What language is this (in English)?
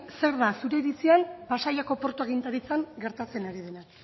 Basque